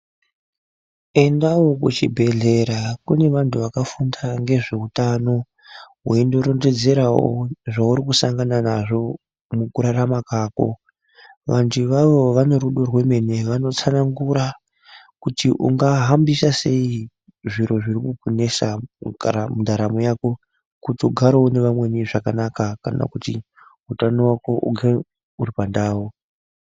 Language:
Ndau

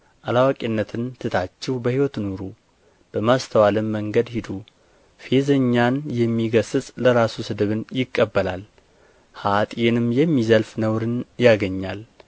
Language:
Amharic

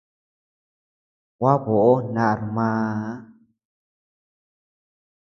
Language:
Tepeuxila Cuicatec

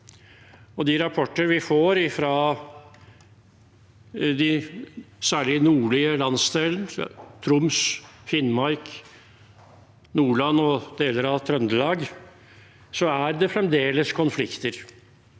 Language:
Norwegian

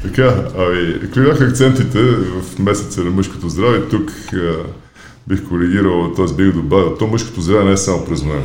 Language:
Bulgarian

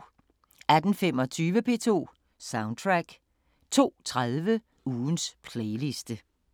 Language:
Danish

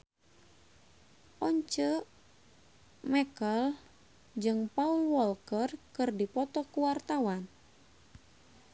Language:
Sundanese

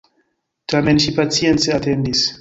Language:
Esperanto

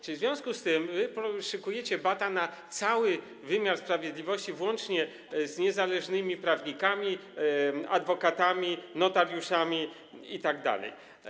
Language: Polish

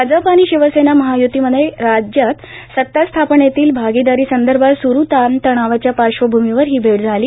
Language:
Marathi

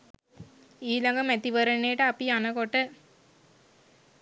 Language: Sinhala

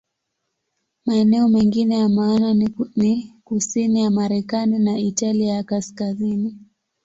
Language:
Swahili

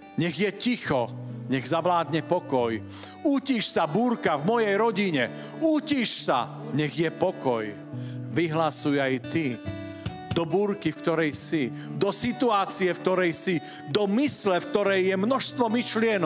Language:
Slovak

